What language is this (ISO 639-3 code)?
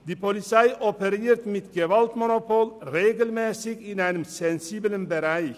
gsw